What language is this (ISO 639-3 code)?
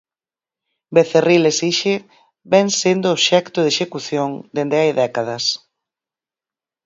glg